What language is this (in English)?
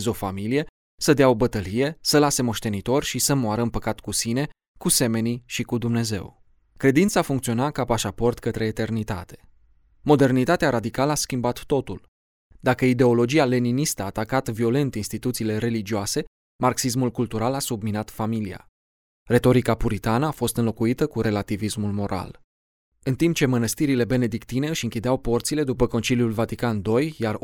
Romanian